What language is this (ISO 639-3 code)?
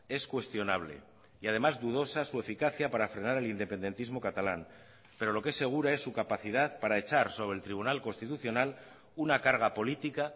spa